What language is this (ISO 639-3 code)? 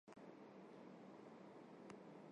hye